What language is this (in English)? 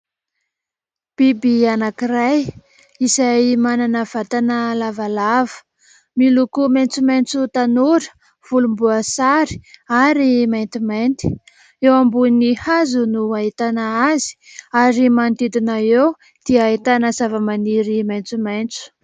Malagasy